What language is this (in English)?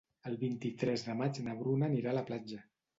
Catalan